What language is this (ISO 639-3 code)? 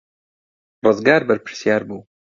ckb